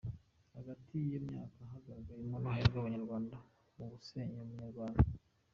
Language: Kinyarwanda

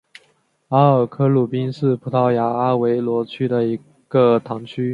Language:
Chinese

